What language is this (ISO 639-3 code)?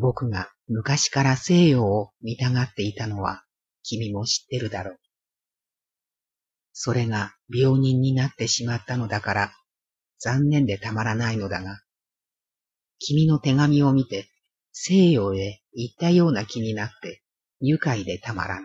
jpn